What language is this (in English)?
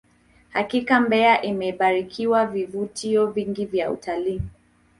Swahili